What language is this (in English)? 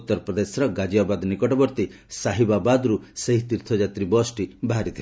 Odia